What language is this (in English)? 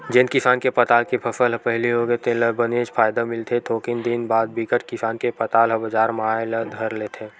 Chhattisgarhi